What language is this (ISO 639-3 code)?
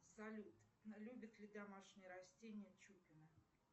rus